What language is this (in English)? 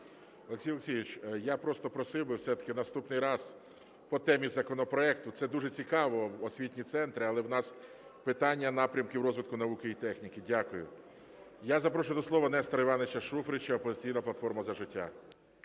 Ukrainian